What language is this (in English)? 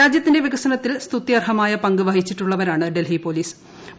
Malayalam